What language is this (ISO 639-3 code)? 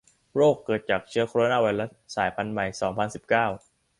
tha